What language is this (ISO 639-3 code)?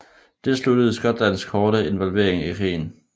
dan